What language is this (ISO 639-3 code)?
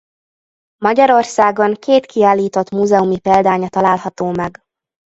hun